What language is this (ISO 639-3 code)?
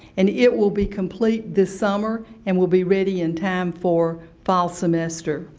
eng